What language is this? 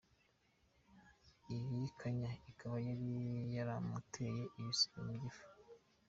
Kinyarwanda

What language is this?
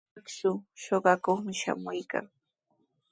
Sihuas Ancash Quechua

